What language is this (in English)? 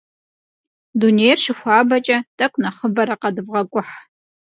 Kabardian